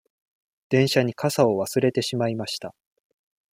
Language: Japanese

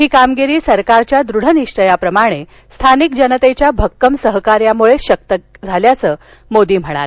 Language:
Marathi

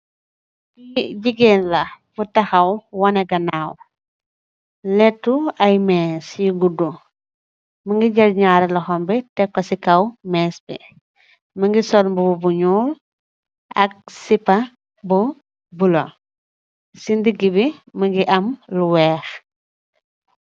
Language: Wolof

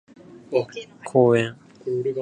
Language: Japanese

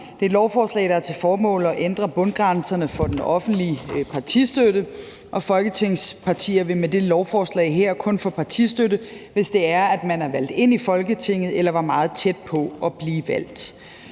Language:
Danish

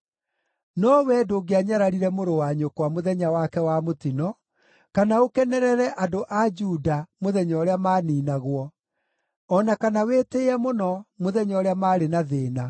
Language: Kikuyu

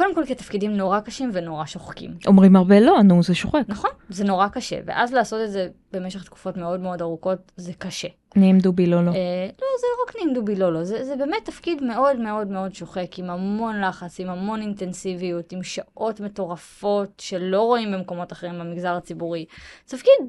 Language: Hebrew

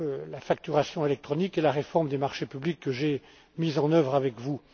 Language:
French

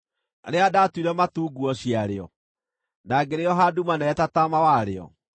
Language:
Kikuyu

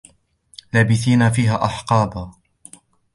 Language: Arabic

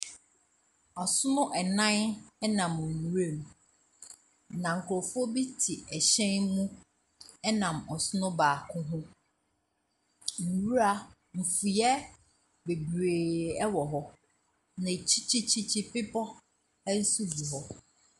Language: Akan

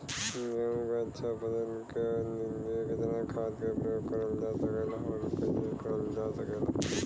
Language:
Bhojpuri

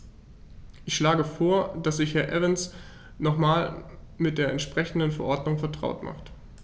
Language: German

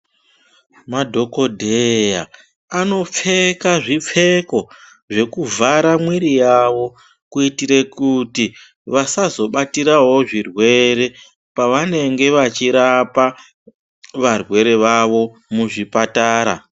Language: Ndau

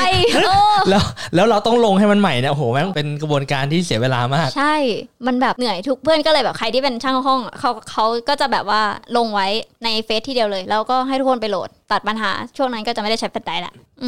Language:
Thai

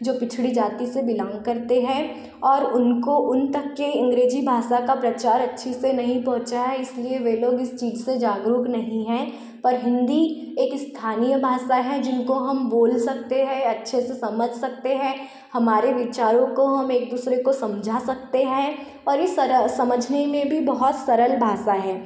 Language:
Hindi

